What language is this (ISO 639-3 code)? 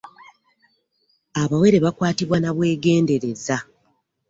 lug